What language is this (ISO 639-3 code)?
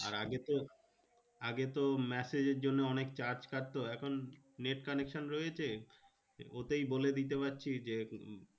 ben